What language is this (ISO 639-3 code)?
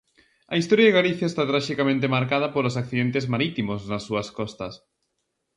glg